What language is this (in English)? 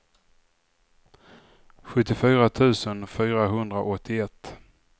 Swedish